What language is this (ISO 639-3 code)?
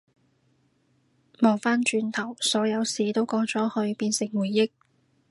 yue